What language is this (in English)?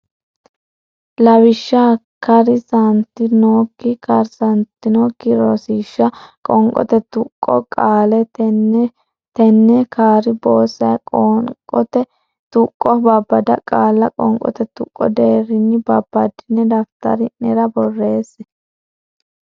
Sidamo